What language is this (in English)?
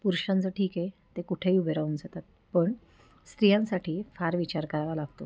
Marathi